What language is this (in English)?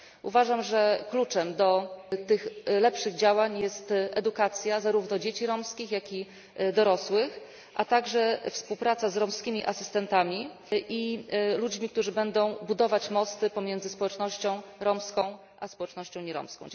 Polish